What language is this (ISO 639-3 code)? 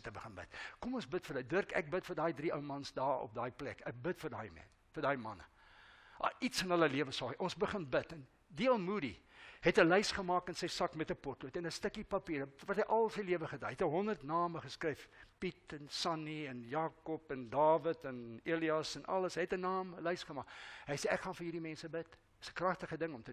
nld